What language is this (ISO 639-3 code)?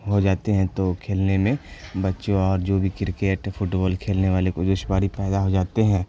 urd